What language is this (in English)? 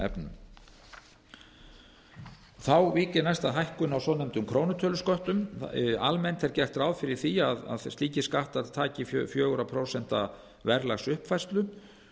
Icelandic